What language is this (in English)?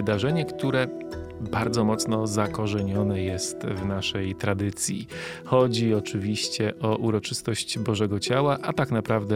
Polish